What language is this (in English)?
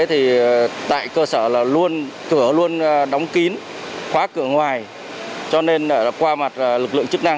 Vietnamese